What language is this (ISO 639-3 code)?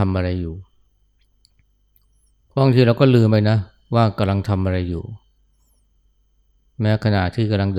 tha